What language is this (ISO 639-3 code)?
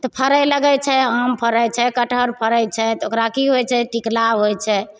mai